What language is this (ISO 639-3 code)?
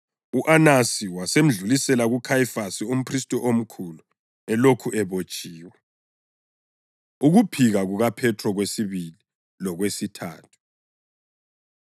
nde